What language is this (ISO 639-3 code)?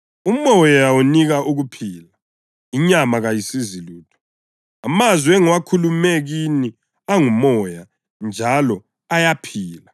nde